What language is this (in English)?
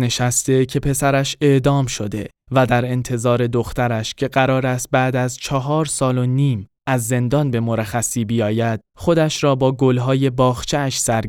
Persian